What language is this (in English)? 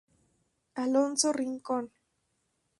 Spanish